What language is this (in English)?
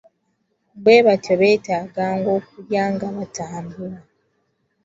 Ganda